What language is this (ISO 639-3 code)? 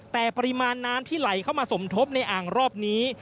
tha